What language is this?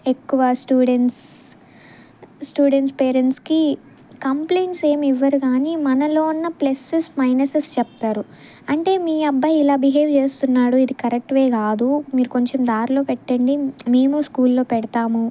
Telugu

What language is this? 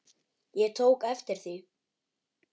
Icelandic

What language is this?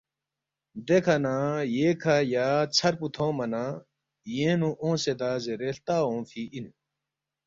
Balti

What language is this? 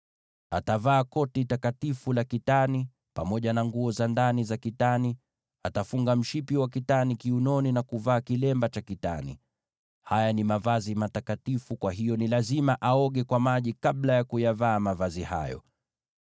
Swahili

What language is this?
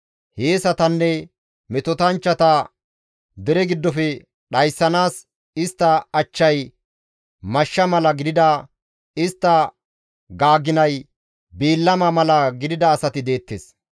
Gamo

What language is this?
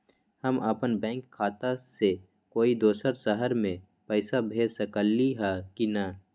Magahi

